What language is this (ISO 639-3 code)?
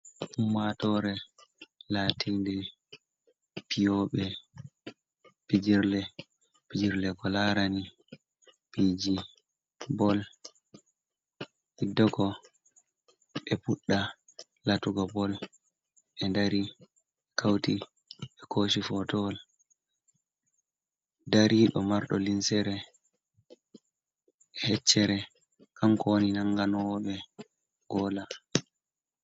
ful